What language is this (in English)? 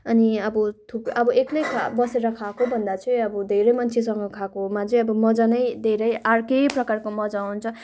Nepali